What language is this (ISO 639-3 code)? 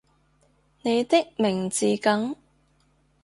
yue